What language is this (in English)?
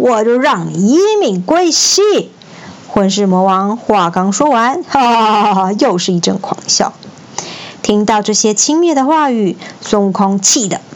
Chinese